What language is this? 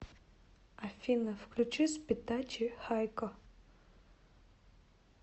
Russian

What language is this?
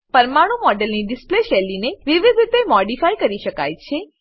Gujarati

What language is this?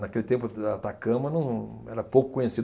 Portuguese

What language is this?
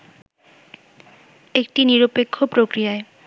Bangla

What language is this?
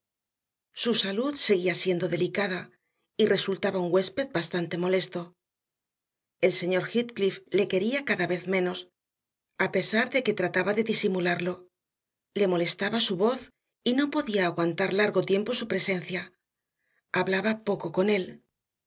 Spanish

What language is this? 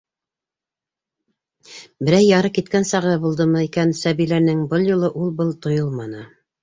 Bashkir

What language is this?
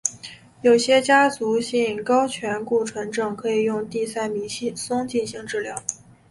Chinese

